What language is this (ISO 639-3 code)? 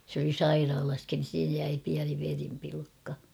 fin